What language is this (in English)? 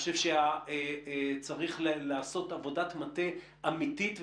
Hebrew